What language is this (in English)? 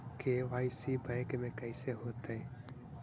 Magahi